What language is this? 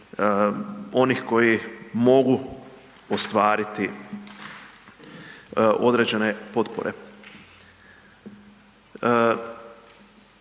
Croatian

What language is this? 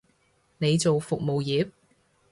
Cantonese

